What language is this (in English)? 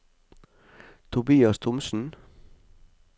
Norwegian